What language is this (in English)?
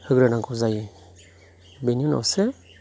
Bodo